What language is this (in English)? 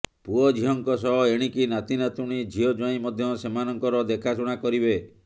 Odia